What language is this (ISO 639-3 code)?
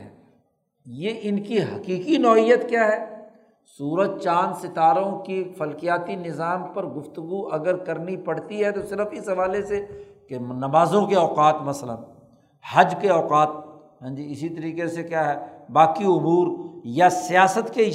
urd